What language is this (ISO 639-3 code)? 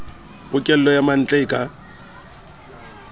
sot